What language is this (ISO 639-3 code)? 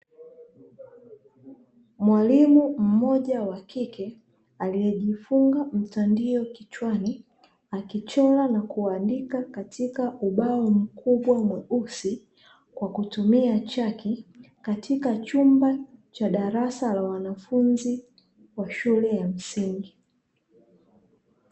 swa